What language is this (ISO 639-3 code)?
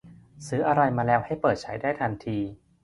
tha